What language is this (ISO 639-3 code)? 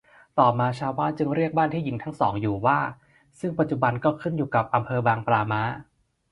tha